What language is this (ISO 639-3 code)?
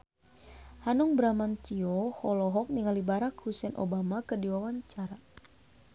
sun